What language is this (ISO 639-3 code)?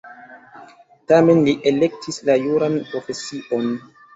epo